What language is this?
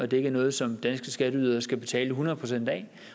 Danish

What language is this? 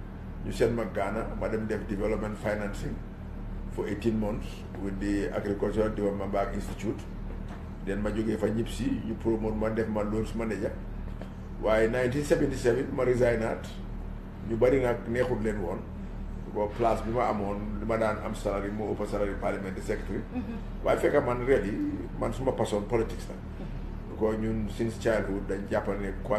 French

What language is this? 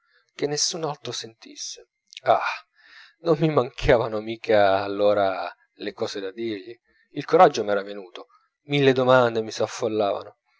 Italian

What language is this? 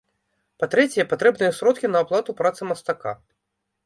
Belarusian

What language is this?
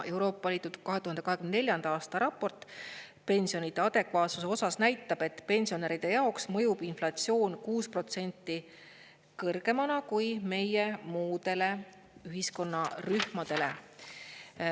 Estonian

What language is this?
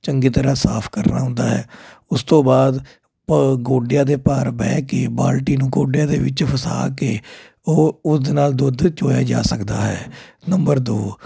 Punjabi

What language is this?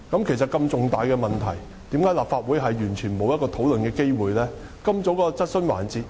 Cantonese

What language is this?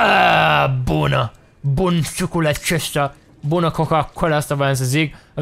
Romanian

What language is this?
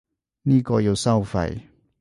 Cantonese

